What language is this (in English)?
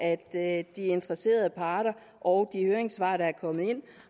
Danish